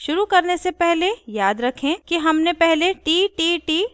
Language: Hindi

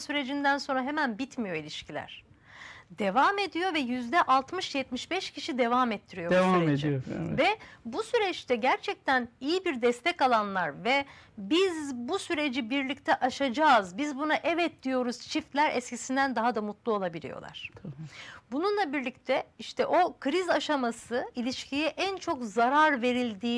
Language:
Turkish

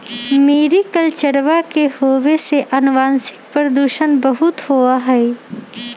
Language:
Magahi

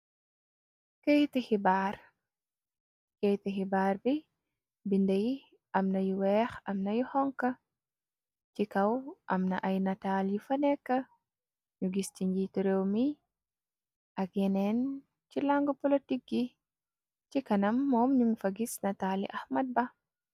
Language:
Wolof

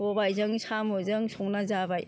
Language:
Bodo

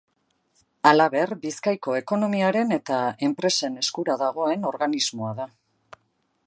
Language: Basque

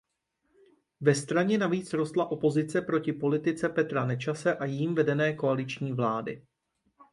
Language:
Czech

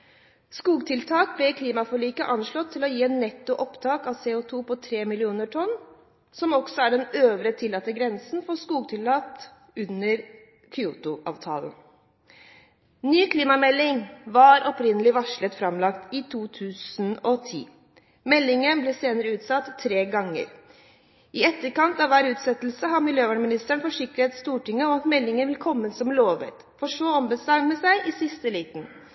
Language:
Norwegian Bokmål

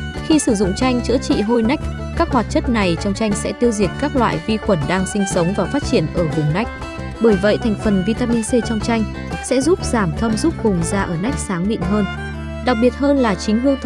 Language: Vietnamese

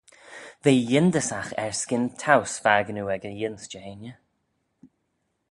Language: Manx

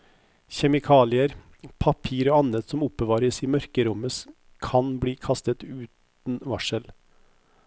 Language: Norwegian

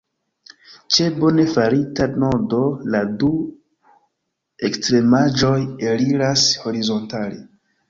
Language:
Esperanto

